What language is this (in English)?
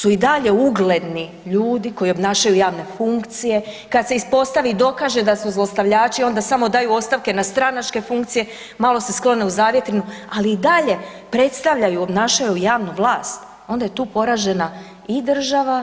Croatian